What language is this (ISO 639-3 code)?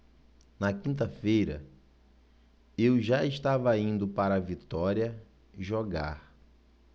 por